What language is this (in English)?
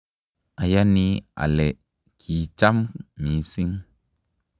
Kalenjin